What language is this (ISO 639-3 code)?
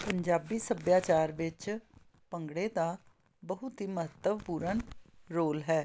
pan